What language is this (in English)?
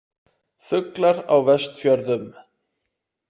Icelandic